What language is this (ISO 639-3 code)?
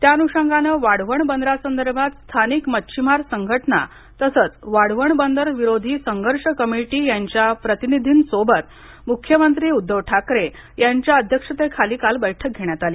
mar